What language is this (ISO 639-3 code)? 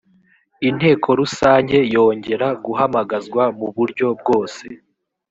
kin